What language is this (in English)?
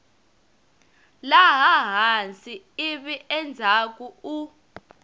Tsonga